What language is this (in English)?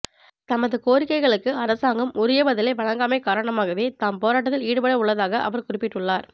Tamil